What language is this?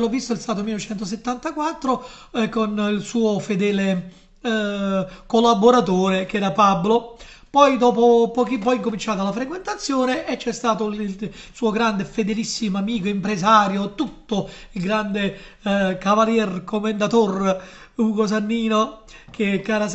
Italian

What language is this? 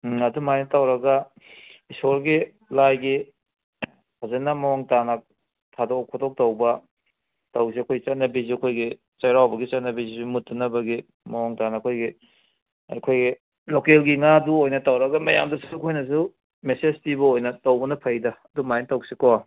Manipuri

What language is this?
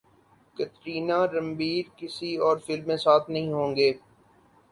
Urdu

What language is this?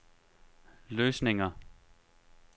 Danish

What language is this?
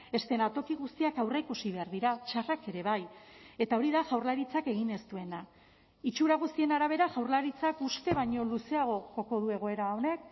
Basque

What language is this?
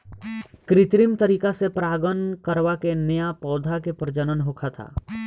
Bhojpuri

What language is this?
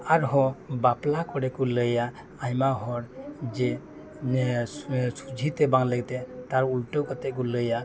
Santali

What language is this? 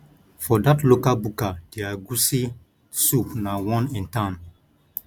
Nigerian Pidgin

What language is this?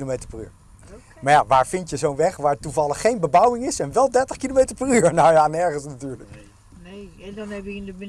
Dutch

